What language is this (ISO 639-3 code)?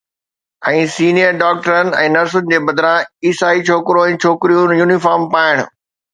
snd